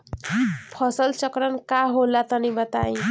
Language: Bhojpuri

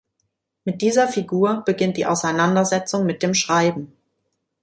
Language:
German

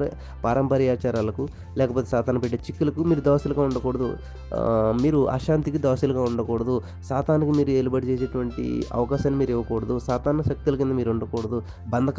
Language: Telugu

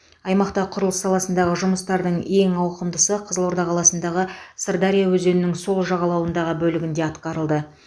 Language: Kazakh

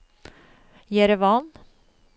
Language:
Norwegian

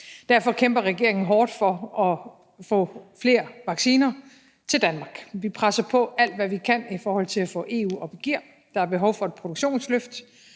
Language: Danish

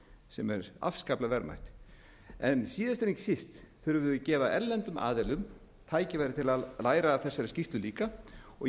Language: Icelandic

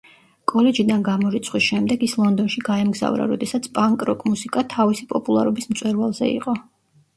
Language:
Georgian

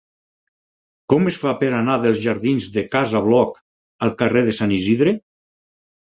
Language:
Catalan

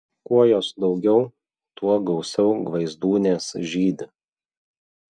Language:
Lithuanian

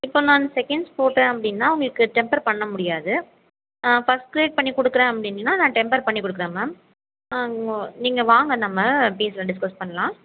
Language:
Tamil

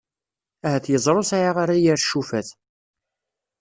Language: Kabyle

